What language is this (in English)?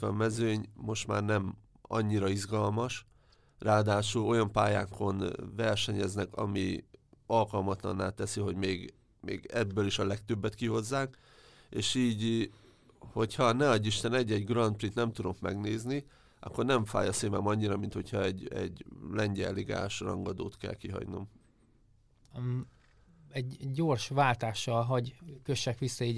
Hungarian